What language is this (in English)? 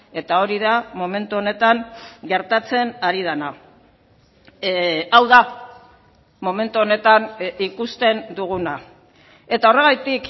Basque